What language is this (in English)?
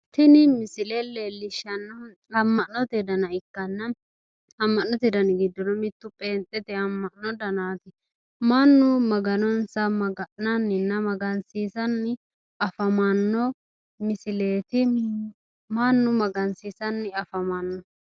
Sidamo